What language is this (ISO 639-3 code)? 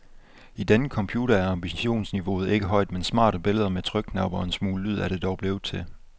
dan